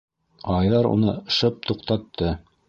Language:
Bashkir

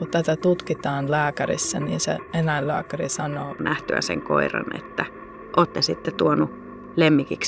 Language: Finnish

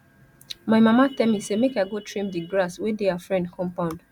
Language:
Nigerian Pidgin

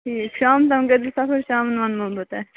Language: Kashmiri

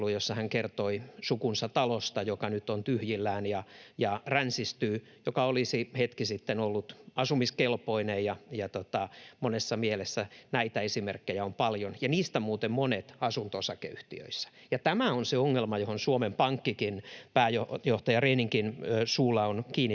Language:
Finnish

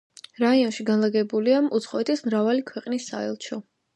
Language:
Georgian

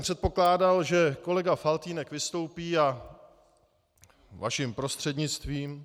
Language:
Czech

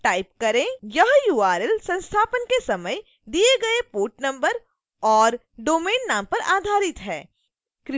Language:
Hindi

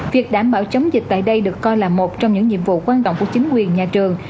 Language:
Vietnamese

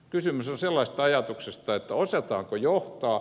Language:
Finnish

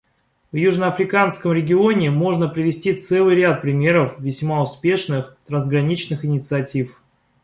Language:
Russian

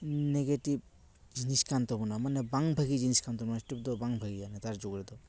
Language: Santali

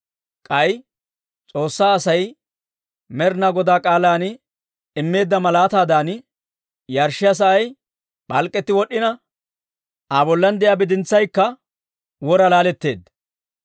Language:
Dawro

